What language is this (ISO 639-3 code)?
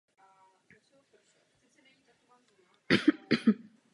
ces